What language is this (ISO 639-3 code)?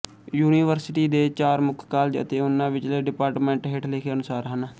pan